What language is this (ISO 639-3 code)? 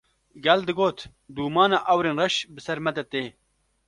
kur